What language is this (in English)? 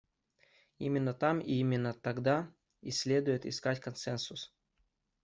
Russian